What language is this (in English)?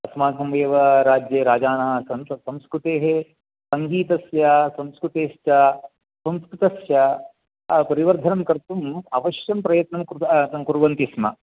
Sanskrit